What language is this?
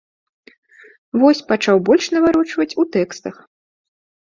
Belarusian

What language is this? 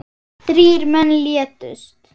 Icelandic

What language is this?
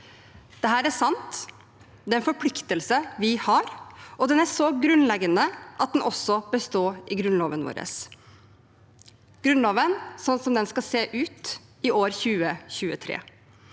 Norwegian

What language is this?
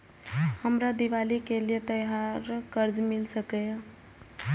Maithili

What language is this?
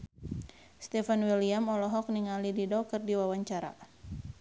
Sundanese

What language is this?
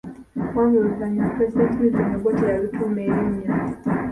Ganda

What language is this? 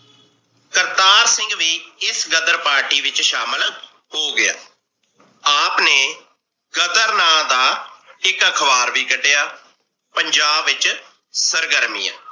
Punjabi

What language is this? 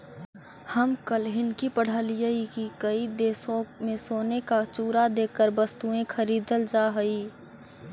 Magahi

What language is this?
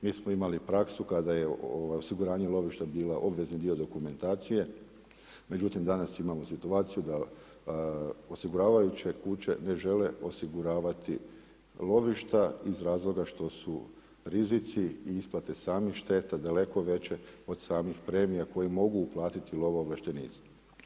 Croatian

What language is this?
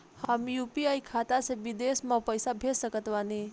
Bhojpuri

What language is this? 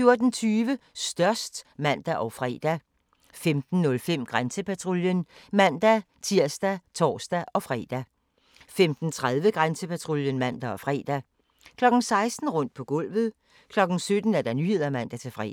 Danish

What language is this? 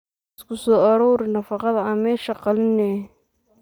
Somali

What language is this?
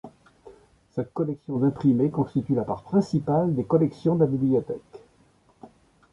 French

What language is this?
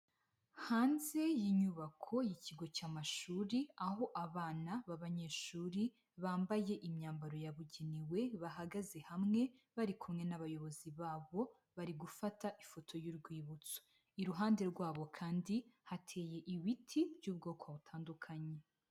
Kinyarwanda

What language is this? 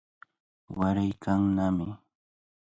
Cajatambo North Lima Quechua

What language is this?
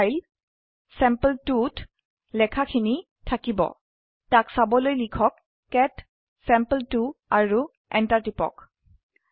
Assamese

